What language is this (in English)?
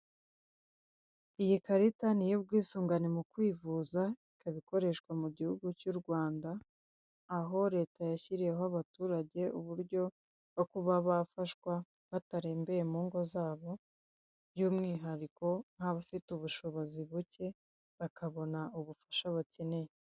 Kinyarwanda